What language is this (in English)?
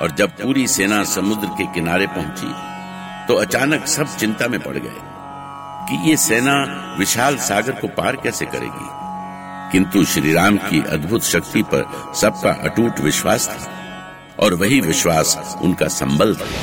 Hindi